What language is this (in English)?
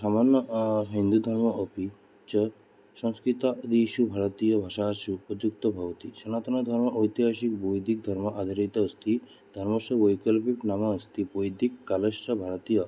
Sanskrit